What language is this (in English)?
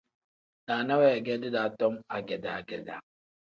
Tem